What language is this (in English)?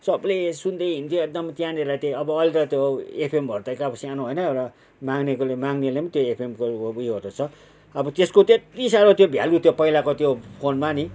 Nepali